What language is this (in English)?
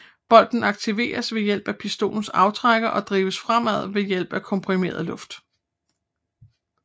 Danish